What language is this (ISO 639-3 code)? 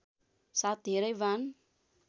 nep